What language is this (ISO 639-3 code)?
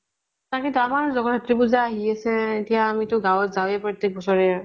asm